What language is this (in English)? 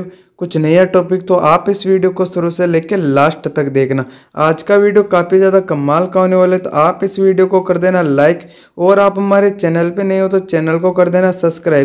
Hindi